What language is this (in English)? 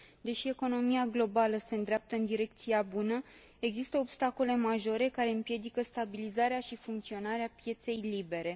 Romanian